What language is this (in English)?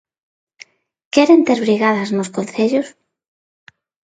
Galician